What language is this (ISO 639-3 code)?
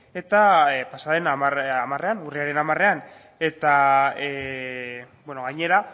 eus